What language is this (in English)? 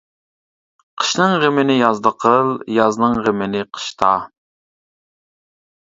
Uyghur